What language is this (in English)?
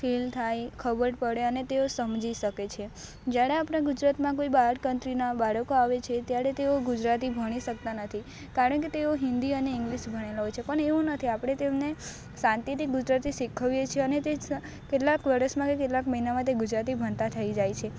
Gujarati